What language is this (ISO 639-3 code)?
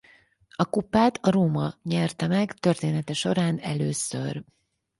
hun